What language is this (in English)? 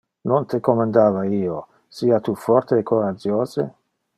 Interlingua